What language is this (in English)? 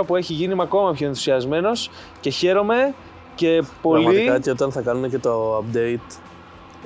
Greek